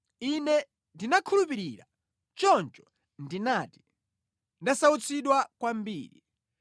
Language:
Nyanja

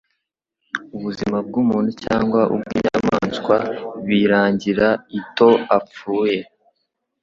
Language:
Kinyarwanda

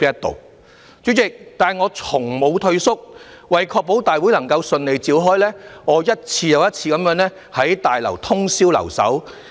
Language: Cantonese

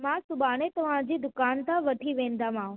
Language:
Sindhi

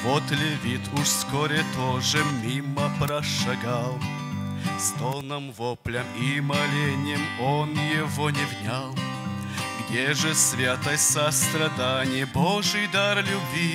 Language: Russian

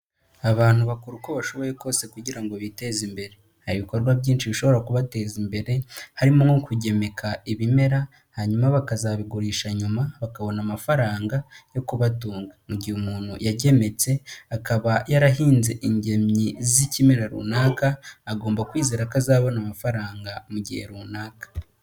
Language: Kinyarwanda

